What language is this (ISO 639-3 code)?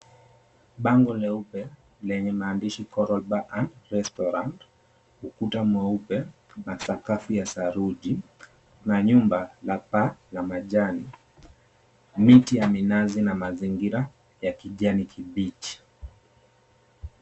swa